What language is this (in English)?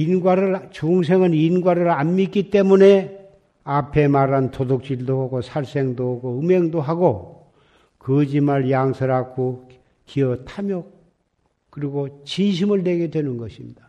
Korean